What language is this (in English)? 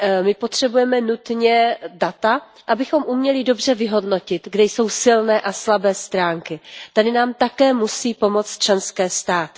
Czech